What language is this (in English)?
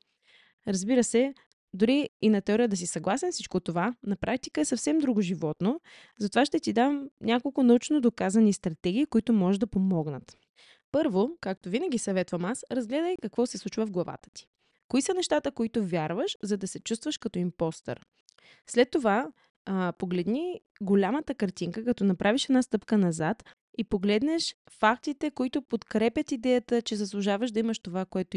Bulgarian